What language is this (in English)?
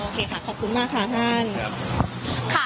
Thai